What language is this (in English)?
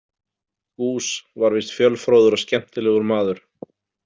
Icelandic